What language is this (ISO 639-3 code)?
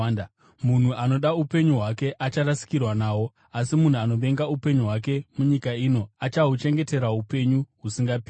sna